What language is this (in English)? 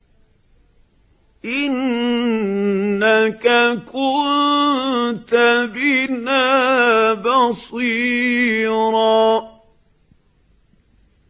Arabic